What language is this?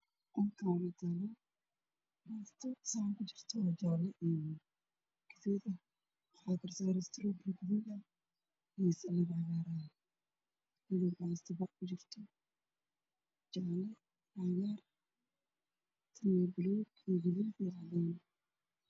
Somali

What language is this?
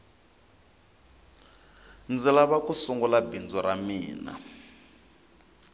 Tsonga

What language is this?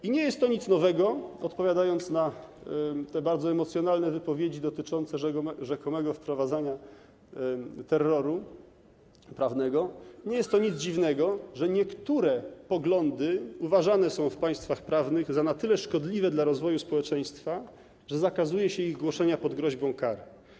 Polish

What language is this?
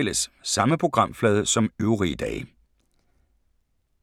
Danish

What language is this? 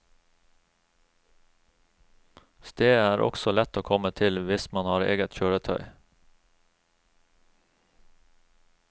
Norwegian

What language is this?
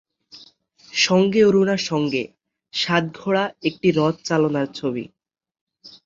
Bangla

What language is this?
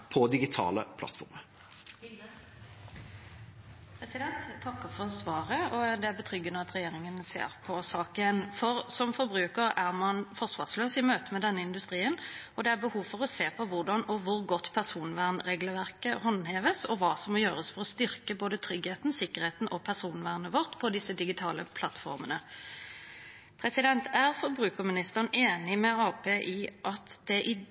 Norwegian Bokmål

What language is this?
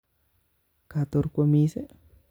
Kalenjin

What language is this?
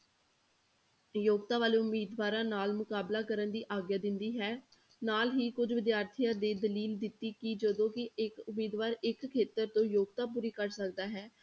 Punjabi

